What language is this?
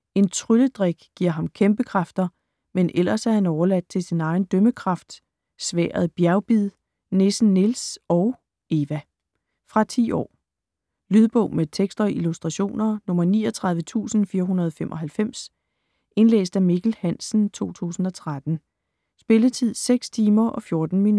Danish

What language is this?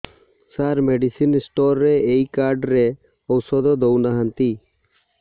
Odia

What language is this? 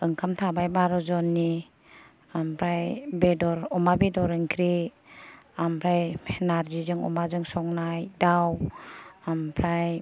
Bodo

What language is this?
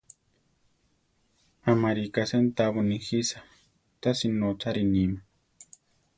Central Tarahumara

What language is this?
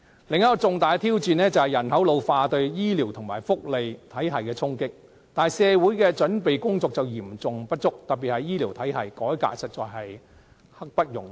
Cantonese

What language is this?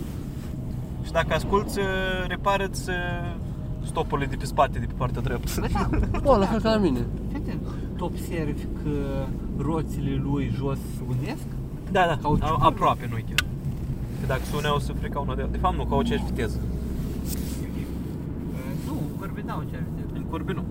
Romanian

